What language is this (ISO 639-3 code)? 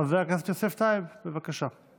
heb